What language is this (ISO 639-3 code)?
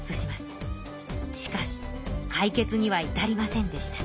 jpn